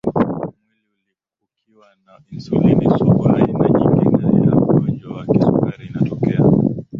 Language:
Swahili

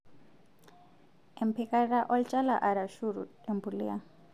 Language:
Masai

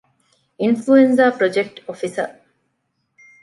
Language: Divehi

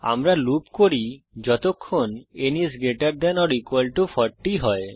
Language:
Bangla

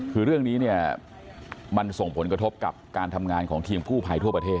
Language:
Thai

